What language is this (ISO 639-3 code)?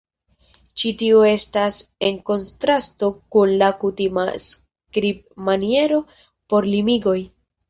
epo